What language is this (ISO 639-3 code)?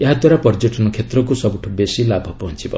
ori